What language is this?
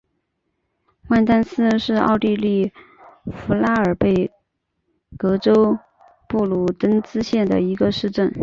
Chinese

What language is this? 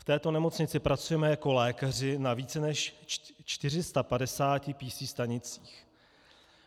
Czech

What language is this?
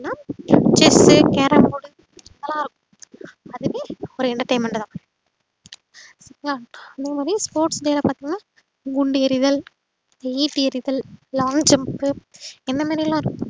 Tamil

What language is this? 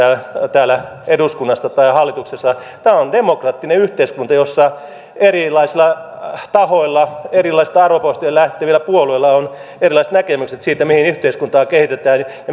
Finnish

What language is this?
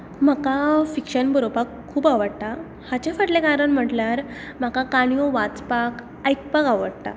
Konkani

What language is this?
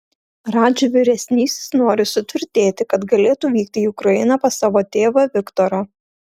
Lithuanian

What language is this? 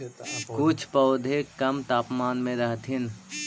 Magahi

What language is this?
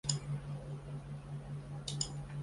Chinese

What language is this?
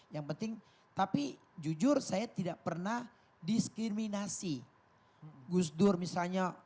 Indonesian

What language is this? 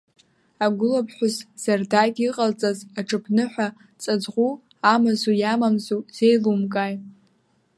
Abkhazian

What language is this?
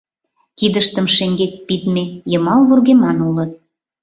Mari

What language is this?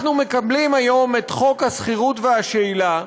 Hebrew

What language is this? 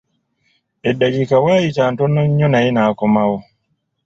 Ganda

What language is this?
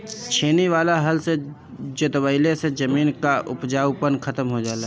Bhojpuri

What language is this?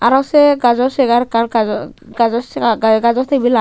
Chakma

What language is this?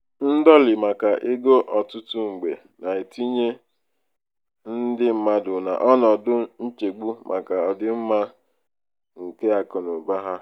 Igbo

